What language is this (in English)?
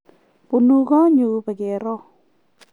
Kalenjin